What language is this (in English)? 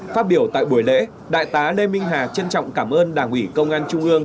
Vietnamese